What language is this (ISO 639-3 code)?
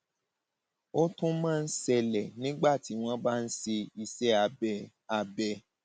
yor